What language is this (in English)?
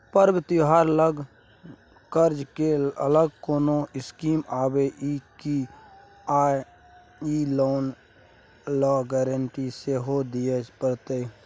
Maithili